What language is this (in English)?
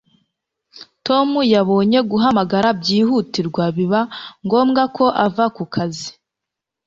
Kinyarwanda